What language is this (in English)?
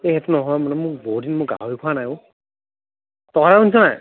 Assamese